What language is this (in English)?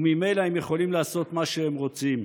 Hebrew